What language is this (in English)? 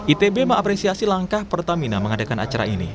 Indonesian